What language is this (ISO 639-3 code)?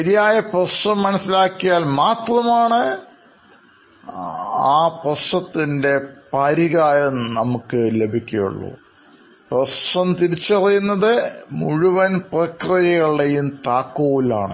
mal